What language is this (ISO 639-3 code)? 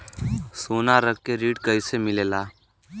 bho